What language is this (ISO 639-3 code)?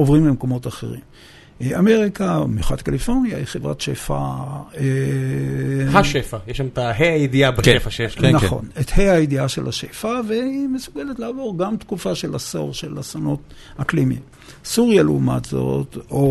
heb